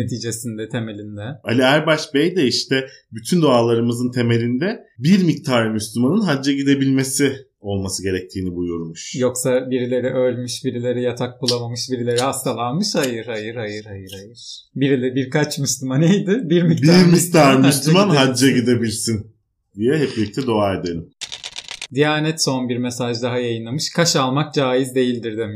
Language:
Turkish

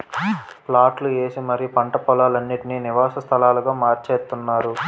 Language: Telugu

